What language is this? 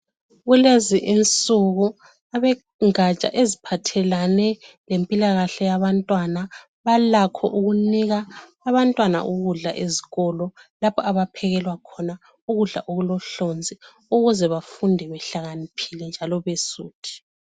North Ndebele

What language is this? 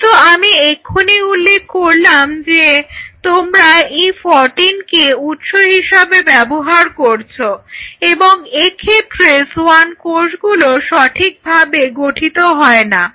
Bangla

